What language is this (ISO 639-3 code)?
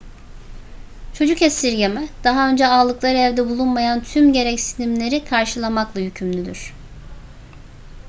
tur